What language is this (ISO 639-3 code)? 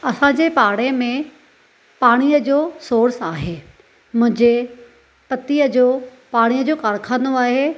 snd